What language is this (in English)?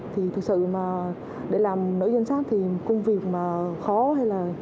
Vietnamese